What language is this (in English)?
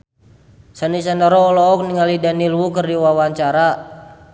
Sundanese